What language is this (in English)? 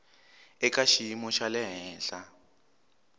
Tsonga